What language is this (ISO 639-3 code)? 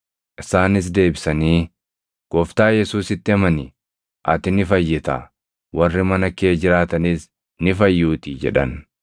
orm